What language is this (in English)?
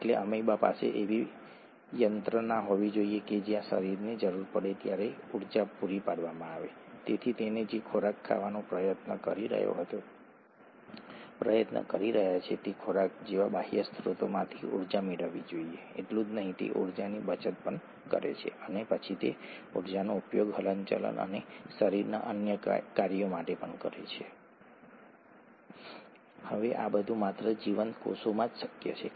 Gujarati